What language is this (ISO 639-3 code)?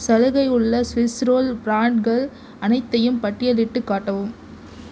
tam